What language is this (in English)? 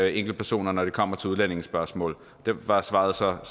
Danish